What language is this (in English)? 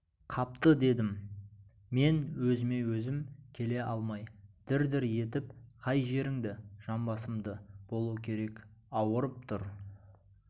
Kazakh